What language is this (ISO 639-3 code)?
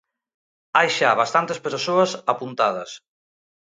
glg